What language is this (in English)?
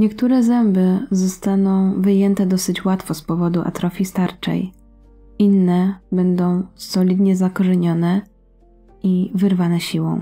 Polish